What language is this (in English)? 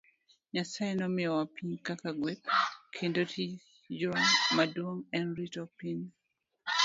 Luo (Kenya and Tanzania)